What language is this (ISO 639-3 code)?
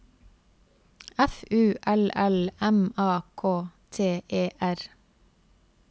nor